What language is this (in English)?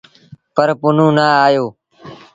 Sindhi Bhil